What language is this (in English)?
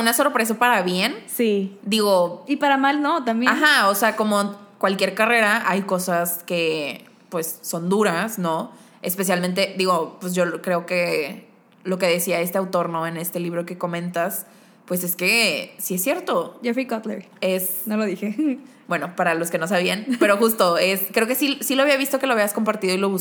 Spanish